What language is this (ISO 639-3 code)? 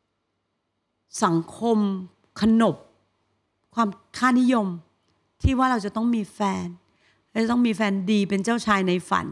tha